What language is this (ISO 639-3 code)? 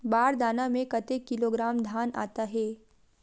hne